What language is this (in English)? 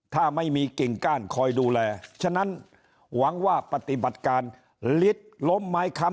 Thai